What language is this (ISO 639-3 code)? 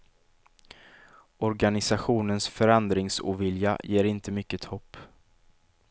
swe